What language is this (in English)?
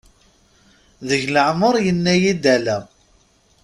Kabyle